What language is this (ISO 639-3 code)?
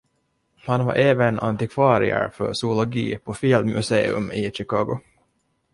swe